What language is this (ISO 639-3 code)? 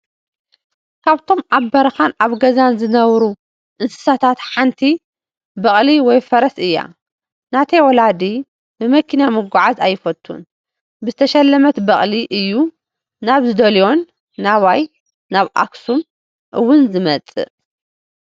tir